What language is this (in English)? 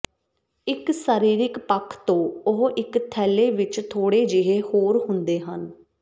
Punjabi